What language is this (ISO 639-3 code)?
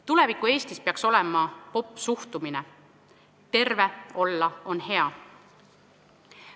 est